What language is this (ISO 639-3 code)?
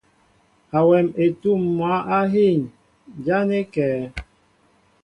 mbo